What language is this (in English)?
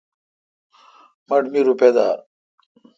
Kalkoti